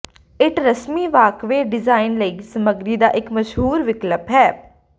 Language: Punjabi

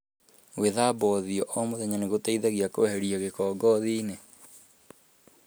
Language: Kikuyu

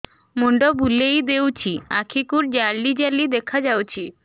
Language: Odia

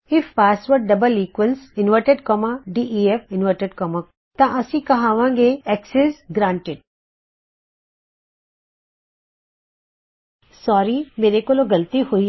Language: Punjabi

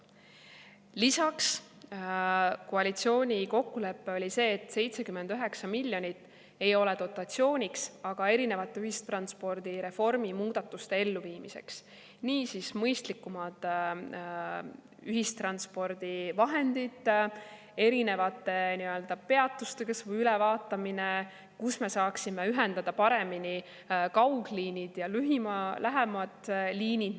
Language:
Estonian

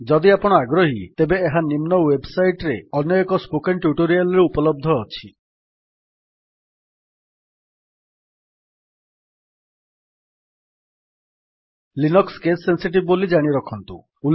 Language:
Odia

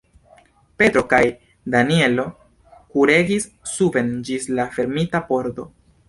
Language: Esperanto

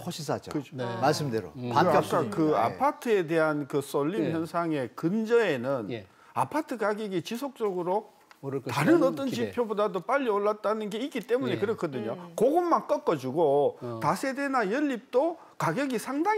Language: Korean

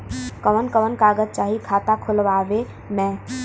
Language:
Bhojpuri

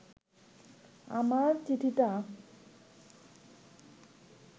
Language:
Bangla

